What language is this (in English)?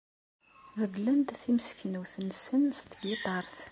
Kabyle